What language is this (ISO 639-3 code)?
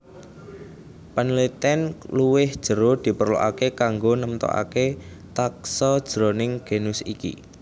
jav